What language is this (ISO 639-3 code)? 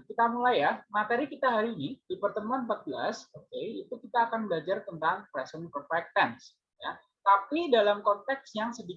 ind